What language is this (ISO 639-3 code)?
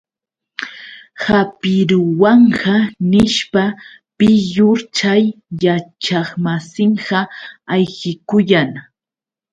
qux